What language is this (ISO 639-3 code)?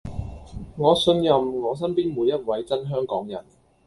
yue